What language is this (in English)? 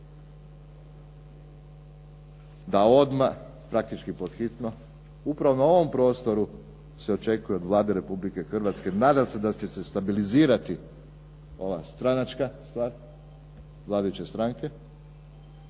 Croatian